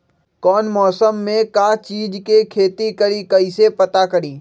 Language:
Magahi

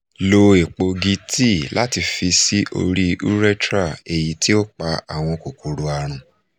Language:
Yoruba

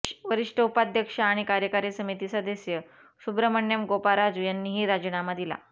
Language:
Marathi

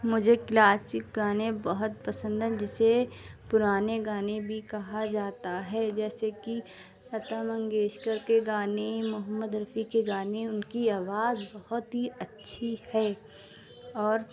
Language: Urdu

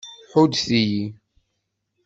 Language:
Kabyle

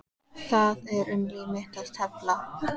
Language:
Icelandic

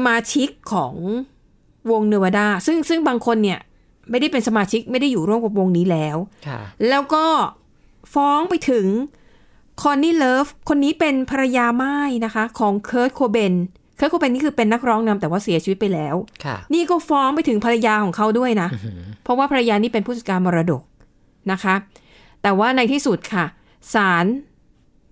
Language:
Thai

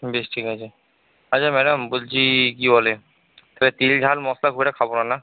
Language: Bangla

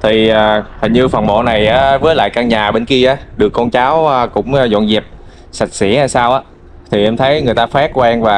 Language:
Vietnamese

